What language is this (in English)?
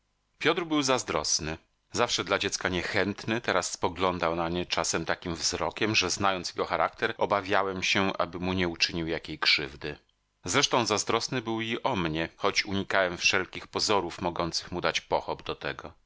Polish